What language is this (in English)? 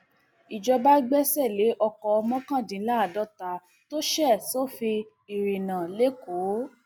Yoruba